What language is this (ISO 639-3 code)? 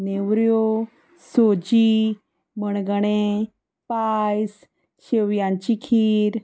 kok